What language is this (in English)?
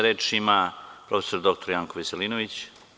Serbian